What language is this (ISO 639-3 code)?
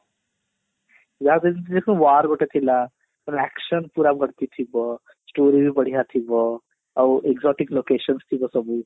ori